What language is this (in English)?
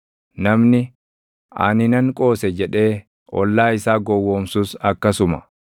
Oromo